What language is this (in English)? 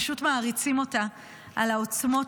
Hebrew